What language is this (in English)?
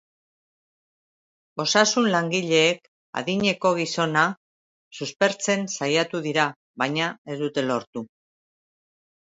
Basque